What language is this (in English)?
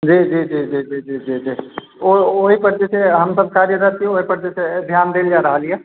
Maithili